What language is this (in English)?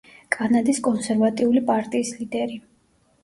Georgian